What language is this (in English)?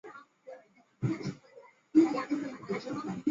Chinese